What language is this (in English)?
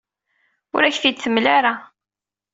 Kabyle